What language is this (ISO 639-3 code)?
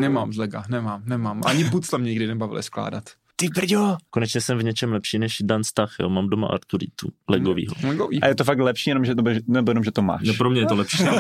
ces